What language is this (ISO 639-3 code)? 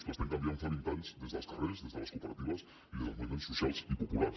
cat